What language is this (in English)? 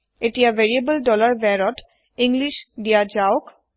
Assamese